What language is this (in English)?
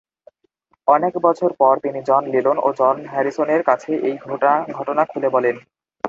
Bangla